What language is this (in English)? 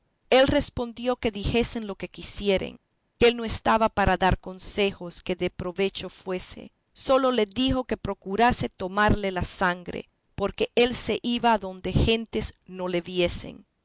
Spanish